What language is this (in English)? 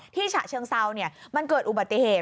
Thai